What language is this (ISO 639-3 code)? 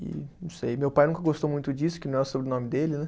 por